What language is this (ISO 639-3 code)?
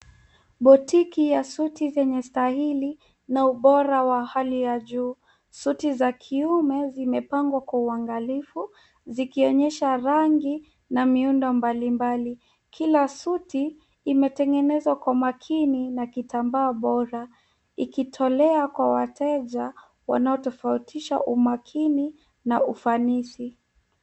swa